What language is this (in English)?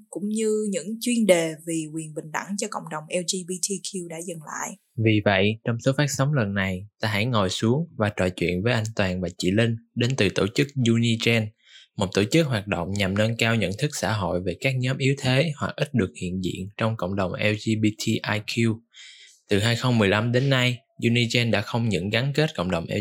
Vietnamese